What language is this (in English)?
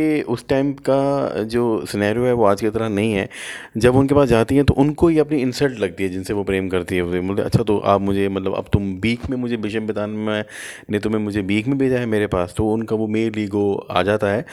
Hindi